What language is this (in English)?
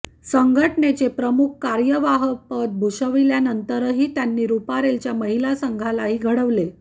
Marathi